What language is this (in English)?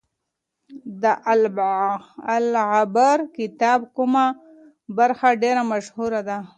Pashto